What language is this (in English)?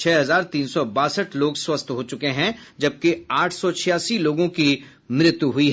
Hindi